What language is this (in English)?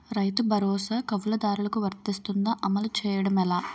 Telugu